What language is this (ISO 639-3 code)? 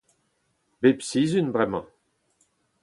bre